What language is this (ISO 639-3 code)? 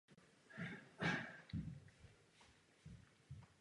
ces